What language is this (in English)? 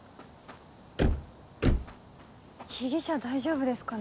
Japanese